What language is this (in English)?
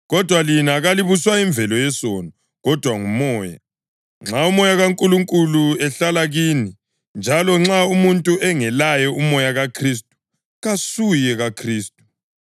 North Ndebele